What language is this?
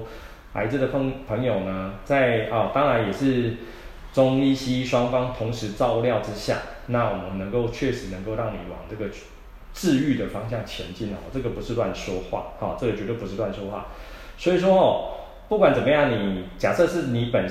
Chinese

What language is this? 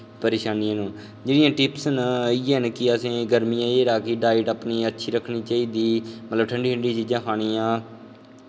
Dogri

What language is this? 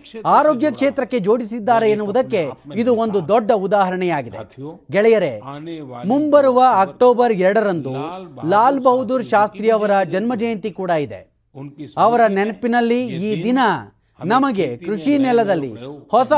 Kannada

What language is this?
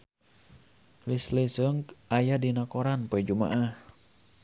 Sundanese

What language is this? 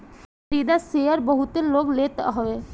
Bhojpuri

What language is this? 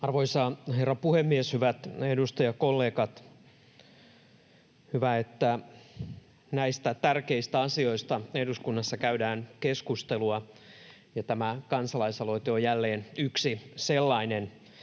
Finnish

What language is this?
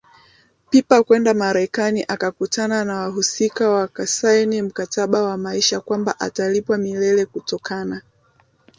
Swahili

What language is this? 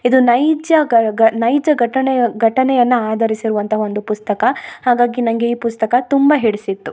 Kannada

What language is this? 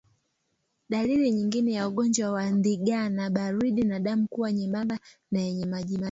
Swahili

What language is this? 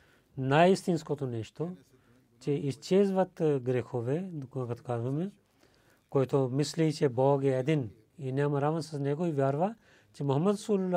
Bulgarian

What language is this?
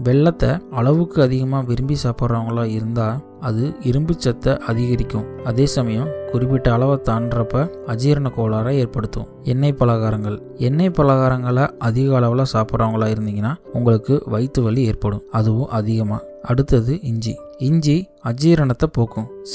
Tamil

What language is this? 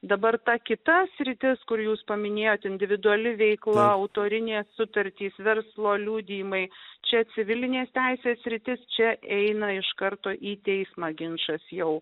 Lithuanian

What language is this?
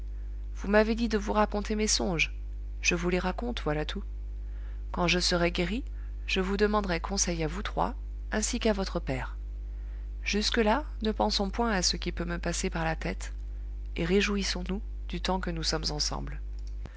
French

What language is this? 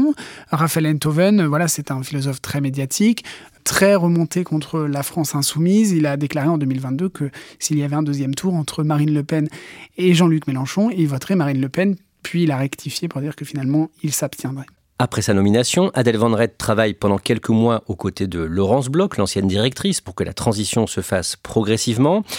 French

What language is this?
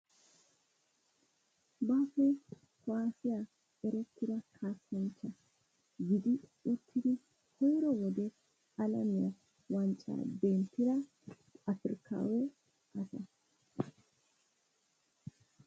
Wolaytta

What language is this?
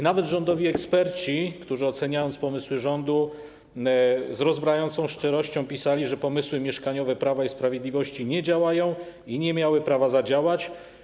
Polish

